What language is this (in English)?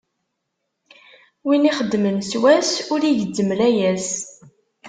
Kabyle